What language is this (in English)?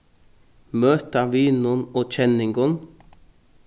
Faroese